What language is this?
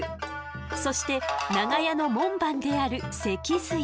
Japanese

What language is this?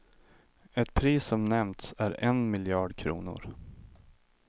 Swedish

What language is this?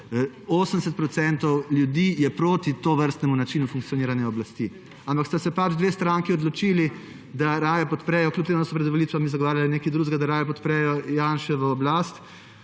Slovenian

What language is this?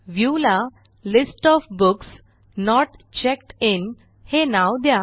Marathi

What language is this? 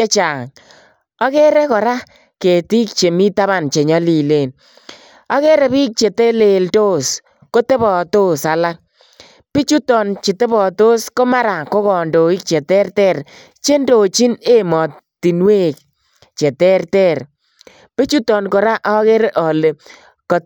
Kalenjin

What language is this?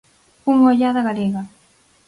Galician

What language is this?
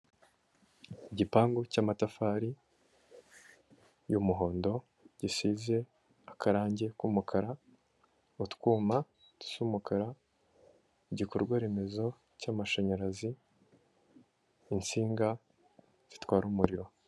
Kinyarwanda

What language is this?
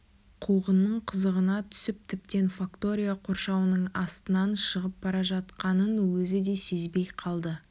Kazakh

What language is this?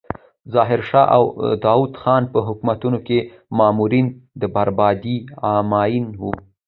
Pashto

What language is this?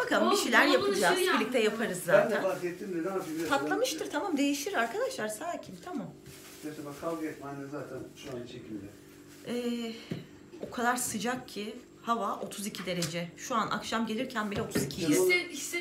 Turkish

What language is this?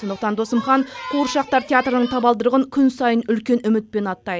Kazakh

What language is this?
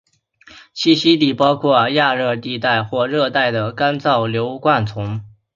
Chinese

